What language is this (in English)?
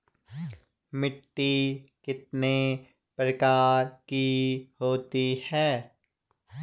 Hindi